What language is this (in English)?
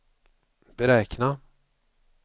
Swedish